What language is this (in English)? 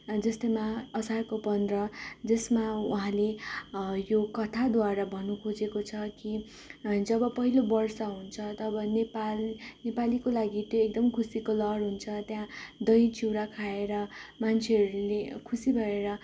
Nepali